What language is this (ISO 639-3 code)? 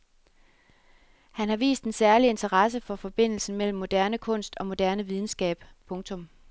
dan